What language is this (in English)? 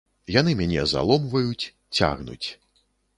Belarusian